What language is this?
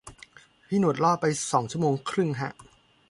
Thai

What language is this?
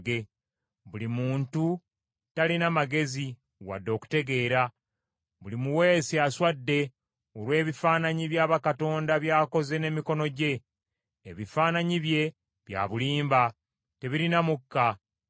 Ganda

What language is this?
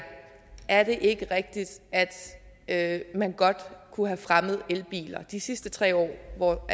Danish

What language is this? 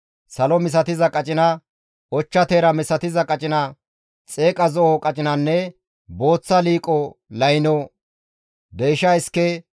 Gamo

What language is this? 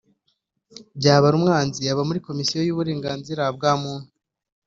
Kinyarwanda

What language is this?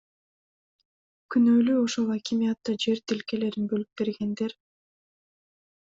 Kyrgyz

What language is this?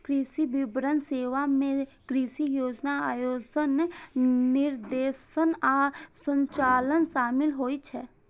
Maithili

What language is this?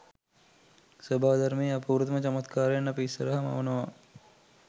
Sinhala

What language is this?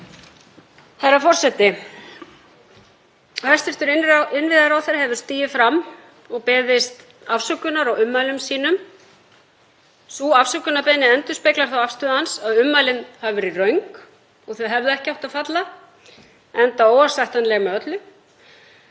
Icelandic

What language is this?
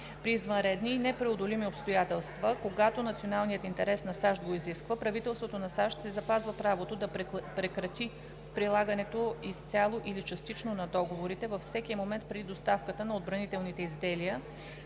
Bulgarian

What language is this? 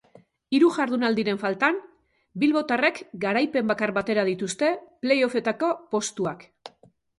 Basque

